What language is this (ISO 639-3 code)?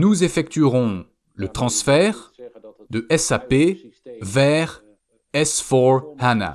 fra